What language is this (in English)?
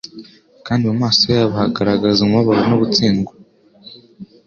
Kinyarwanda